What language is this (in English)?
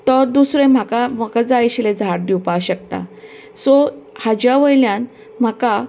Konkani